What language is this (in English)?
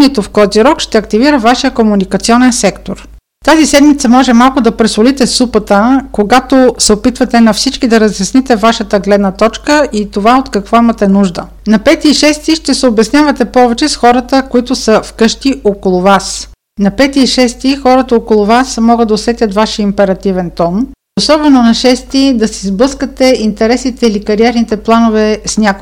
Bulgarian